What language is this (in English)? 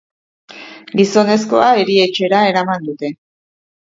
Basque